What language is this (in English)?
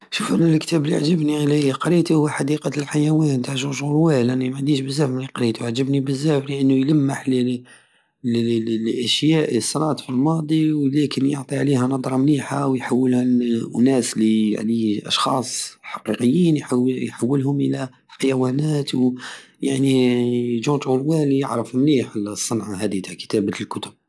Algerian Saharan Arabic